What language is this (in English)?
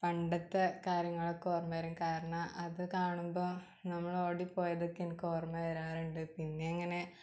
Malayalam